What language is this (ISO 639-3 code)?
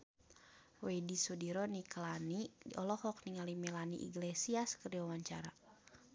sun